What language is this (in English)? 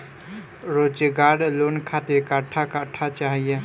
Bhojpuri